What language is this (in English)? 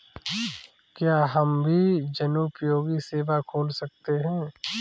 Hindi